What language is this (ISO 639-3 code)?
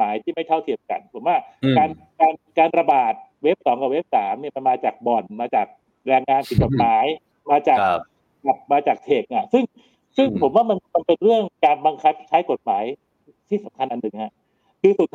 tha